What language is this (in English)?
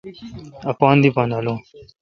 Kalkoti